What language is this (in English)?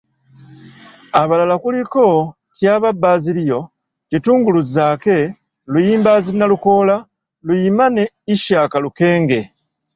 Ganda